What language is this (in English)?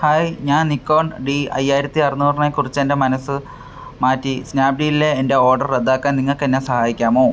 Malayalam